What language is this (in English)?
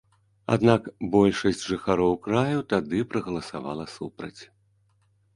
Belarusian